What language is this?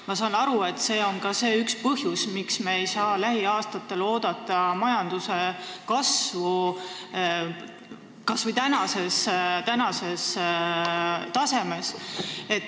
Estonian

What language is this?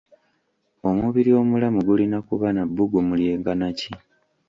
Ganda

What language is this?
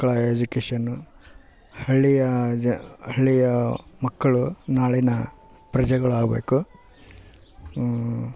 Kannada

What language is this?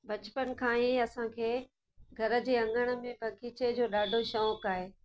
Sindhi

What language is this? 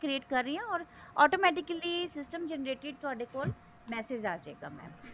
Punjabi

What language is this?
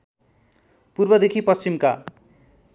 Nepali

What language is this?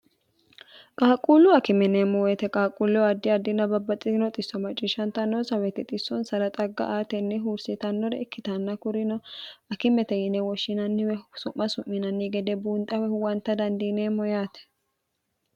Sidamo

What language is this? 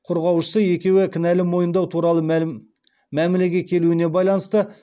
Kazakh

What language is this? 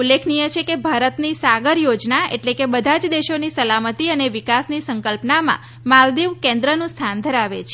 Gujarati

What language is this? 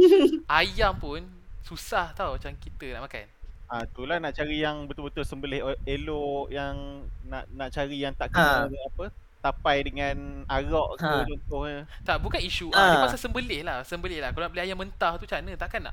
Malay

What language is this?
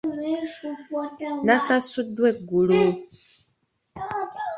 Ganda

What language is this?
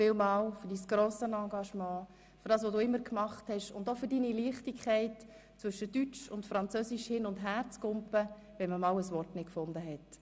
Swiss German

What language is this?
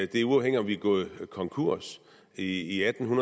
Danish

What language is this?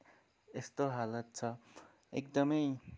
Nepali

